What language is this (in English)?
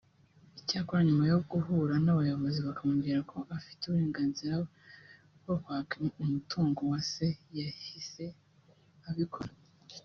Kinyarwanda